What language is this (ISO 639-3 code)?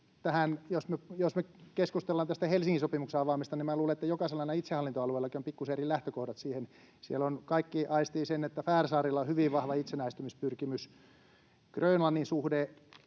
fin